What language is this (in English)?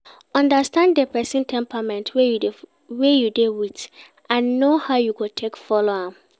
Nigerian Pidgin